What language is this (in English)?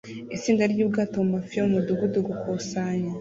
Kinyarwanda